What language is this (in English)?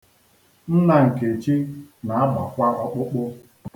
Igbo